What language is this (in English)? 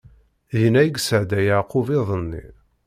Kabyle